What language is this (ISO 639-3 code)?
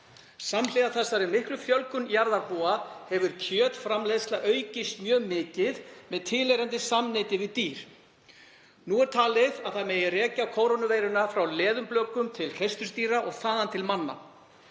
isl